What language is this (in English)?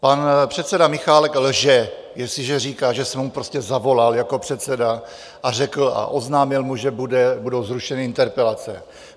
Czech